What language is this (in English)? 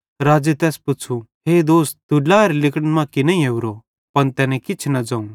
Bhadrawahi